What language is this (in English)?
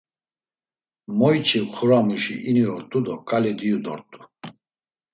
Laz